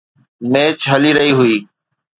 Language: Sindhi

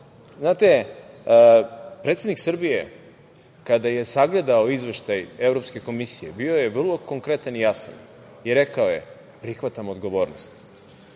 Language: Serbian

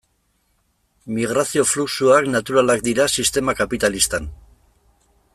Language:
Basque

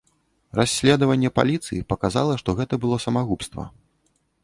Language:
Belarusian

